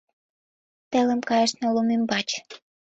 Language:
Mari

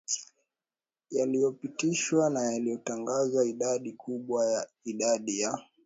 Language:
Swahili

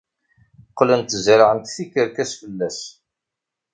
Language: Kabyle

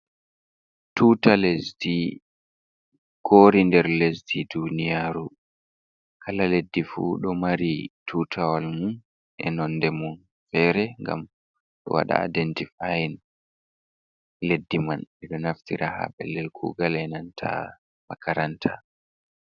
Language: Fula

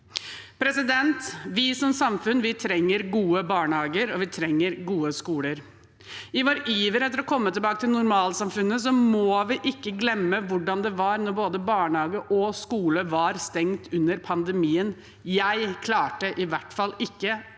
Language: Norwegian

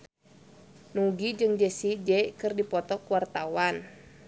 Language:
Sundanese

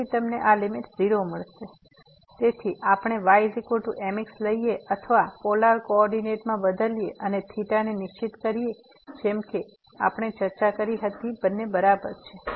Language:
Gujarati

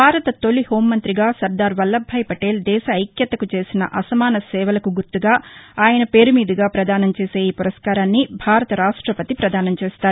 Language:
Telugu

